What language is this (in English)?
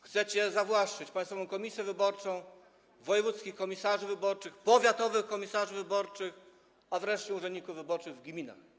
Polish